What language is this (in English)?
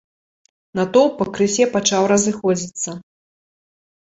Belarusian